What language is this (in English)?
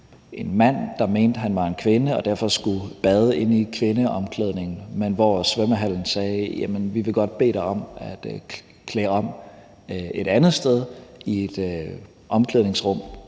Danish